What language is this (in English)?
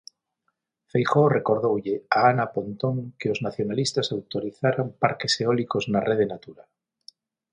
Galician